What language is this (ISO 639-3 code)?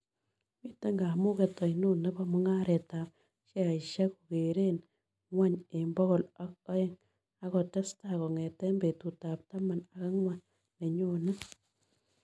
kln